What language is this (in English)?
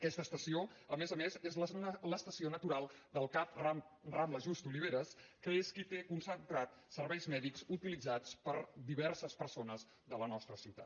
Catalan